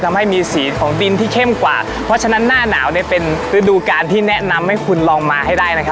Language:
Thai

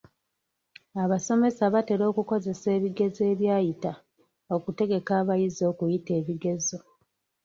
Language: Ganda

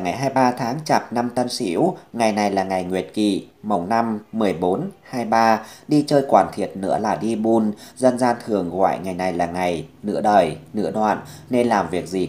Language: Vietnamese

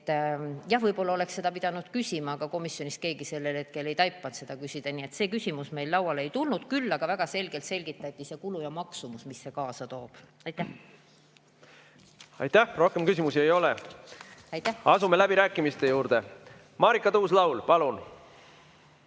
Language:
Estonian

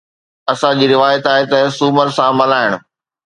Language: Sindhi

